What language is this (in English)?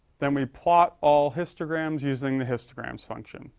English